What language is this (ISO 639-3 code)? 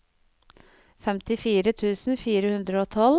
nor